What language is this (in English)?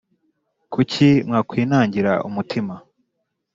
Kinyarwanda